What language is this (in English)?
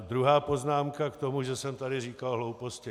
Czech